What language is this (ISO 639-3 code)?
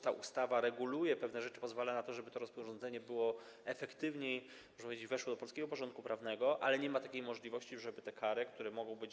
pol